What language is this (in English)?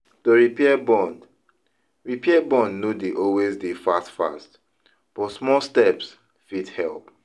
Nigerian Pidgin